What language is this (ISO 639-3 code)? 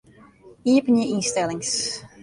fry